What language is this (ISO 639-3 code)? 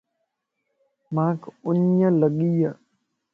lss